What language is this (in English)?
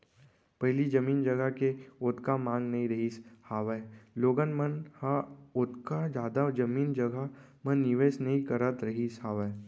Chhattisgarhi